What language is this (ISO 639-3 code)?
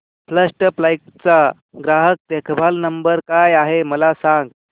mar